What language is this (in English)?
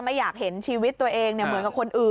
Thai